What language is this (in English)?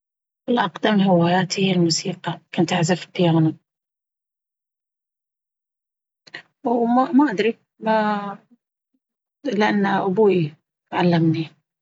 Baharna Arabic